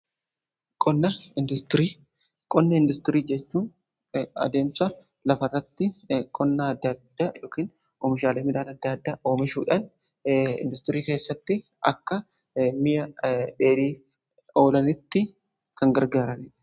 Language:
Oromo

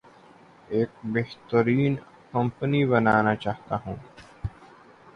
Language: Urdu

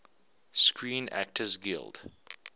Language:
English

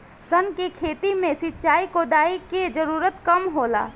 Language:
Bhojpuri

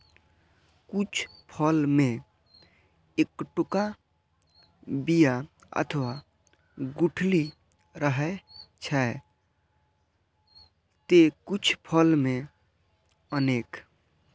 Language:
Maithili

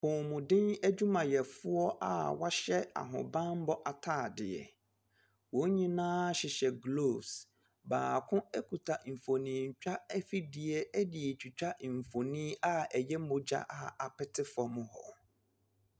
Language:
Akan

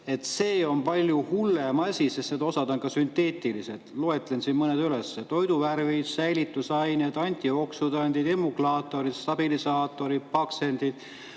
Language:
Estonian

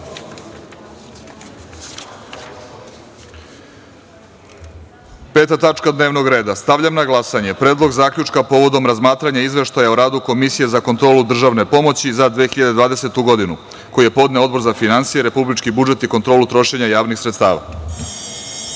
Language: Serbian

